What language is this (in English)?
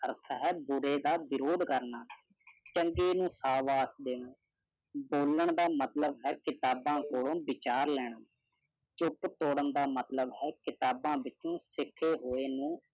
Punjabi